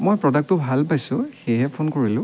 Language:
Assamese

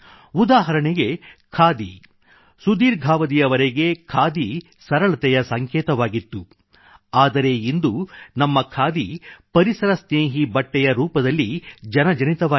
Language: Kannada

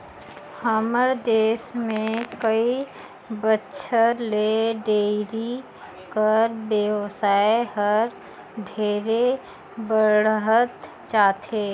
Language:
Chhattisgarhi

